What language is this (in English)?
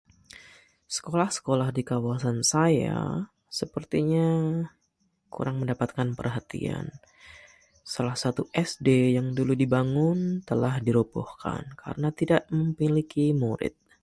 Malay